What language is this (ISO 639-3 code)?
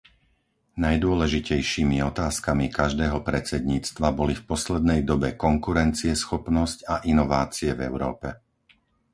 slk